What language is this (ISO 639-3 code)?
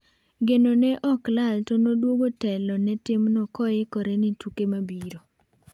luo